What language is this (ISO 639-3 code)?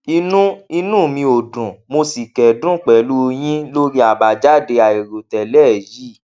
yor